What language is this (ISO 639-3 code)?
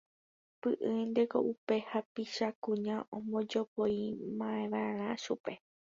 grn